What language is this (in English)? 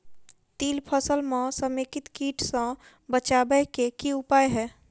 Maithili